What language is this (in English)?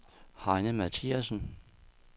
Danish